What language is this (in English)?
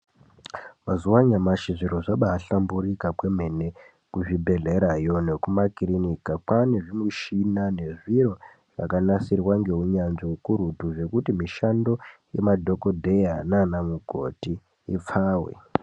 Ndau